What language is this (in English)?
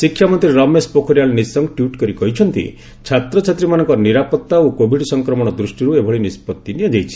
Odia